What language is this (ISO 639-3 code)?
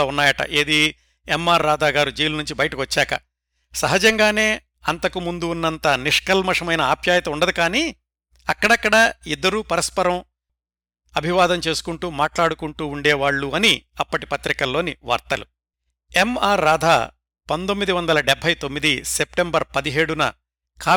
tel